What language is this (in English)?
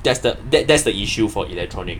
English